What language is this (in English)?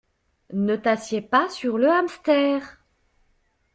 French